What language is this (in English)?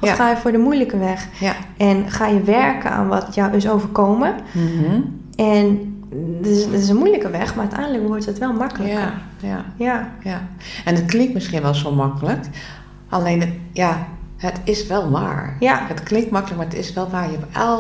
Dutch